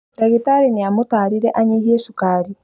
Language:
Kikuyu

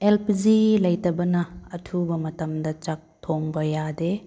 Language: Manipuri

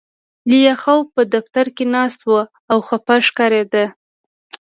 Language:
Pashto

